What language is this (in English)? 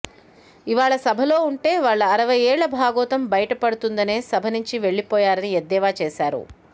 Telugu